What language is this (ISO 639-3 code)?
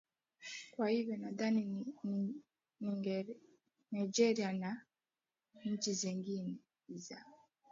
swa